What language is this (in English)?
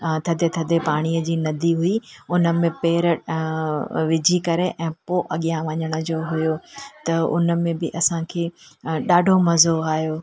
Sindhi